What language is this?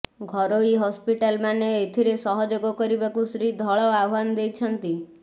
Odia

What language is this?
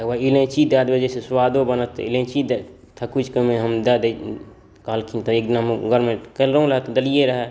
Maithili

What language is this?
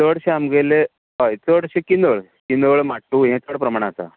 Konkani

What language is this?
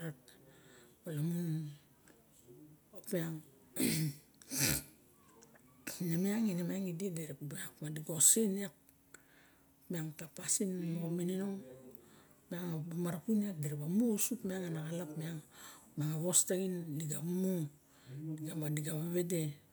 Barok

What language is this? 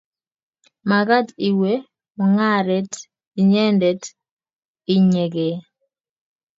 Kalenjin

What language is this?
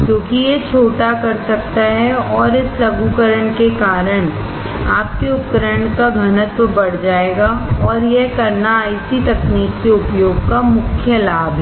Hindi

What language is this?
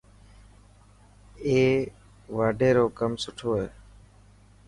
Dhatki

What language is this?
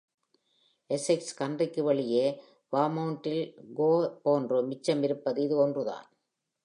Tamil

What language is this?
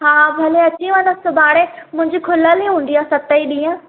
Sindhi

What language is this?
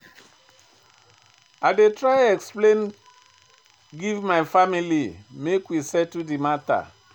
Nigerian Pidgin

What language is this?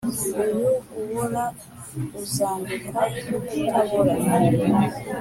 Kinyarwanda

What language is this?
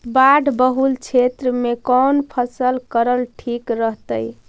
Magahi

